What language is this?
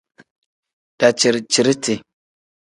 Tem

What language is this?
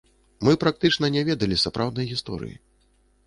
Belarusian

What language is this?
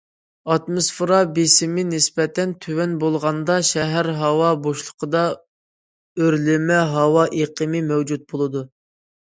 Uyghur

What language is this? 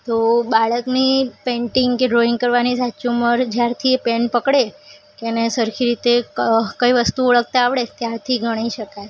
Gujarati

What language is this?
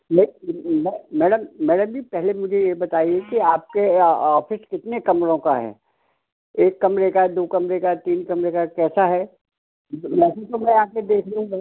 Hindi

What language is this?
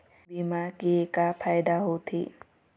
Chhattisgarhi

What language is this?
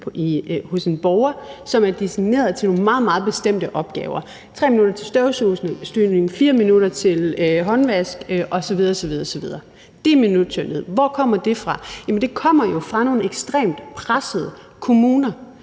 Danish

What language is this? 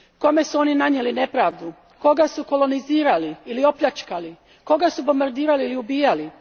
Croatian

